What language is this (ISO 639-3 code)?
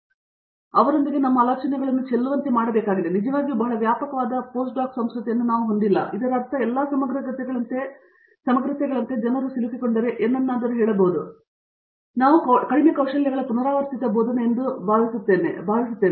kan